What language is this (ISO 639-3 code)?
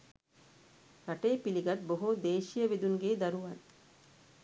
sin